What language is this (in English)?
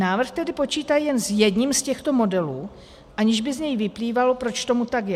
Czech